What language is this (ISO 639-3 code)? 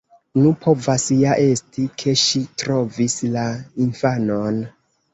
epo